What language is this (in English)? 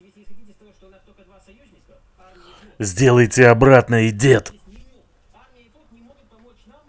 Russian